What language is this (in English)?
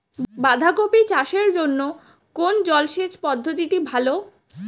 Bangla